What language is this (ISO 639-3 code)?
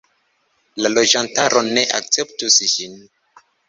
epo